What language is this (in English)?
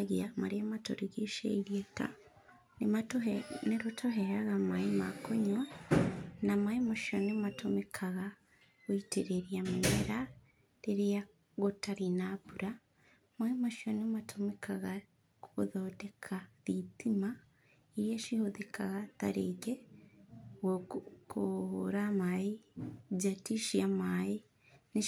Kikuyu